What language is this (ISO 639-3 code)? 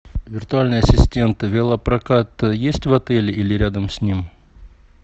rus